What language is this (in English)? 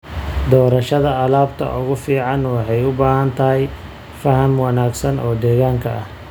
Somali